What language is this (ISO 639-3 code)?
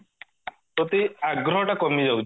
ori